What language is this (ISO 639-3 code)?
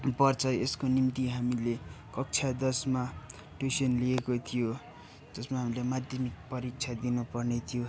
nep